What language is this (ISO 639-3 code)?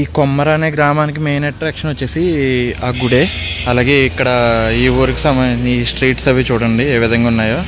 tel